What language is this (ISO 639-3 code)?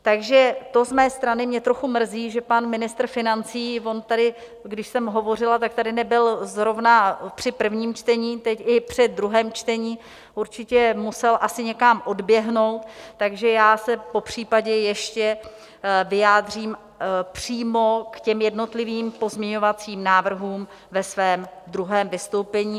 ces